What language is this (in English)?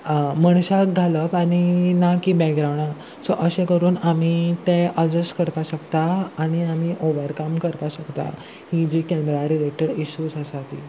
Konkani